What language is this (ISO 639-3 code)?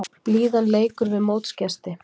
isl